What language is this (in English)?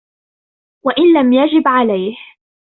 Arabic